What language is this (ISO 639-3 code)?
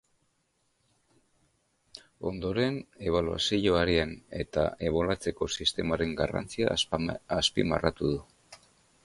eus